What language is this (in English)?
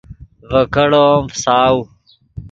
Yidgha